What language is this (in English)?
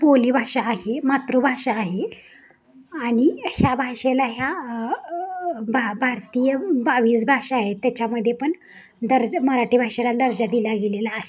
Marathi